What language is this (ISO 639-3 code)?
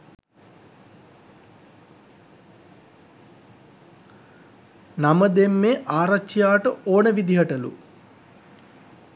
sin